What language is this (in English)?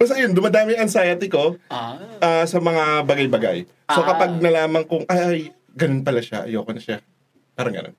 Filipino